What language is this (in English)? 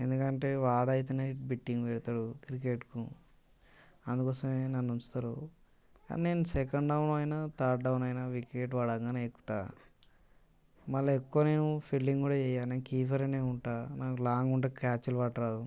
Telugu